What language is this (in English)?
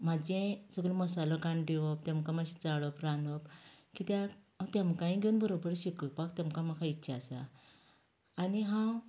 Konkani